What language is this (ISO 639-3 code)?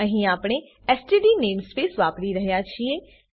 guj